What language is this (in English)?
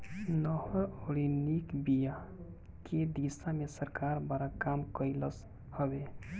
Bhojpuri